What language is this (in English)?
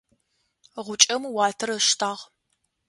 Adyghe